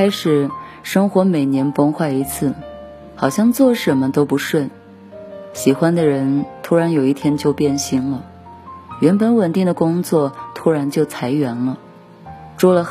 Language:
Chinese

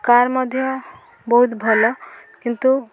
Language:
Odia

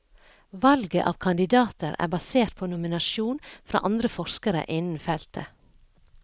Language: Norwegian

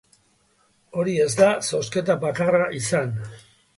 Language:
Basque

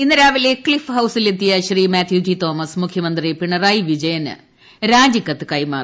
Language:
Malayalam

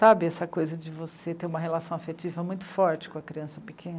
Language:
Portuguese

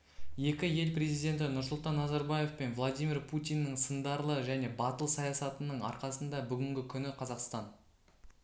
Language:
Kazakh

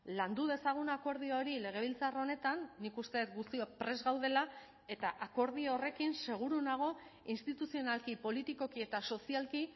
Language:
Basque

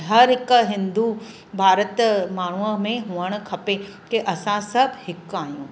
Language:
Sindhi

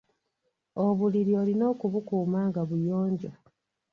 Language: Ganda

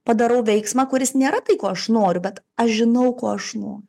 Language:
Lithuanian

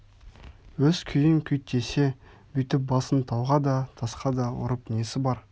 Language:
Kazakh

